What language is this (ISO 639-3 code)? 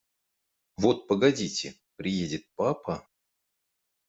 rus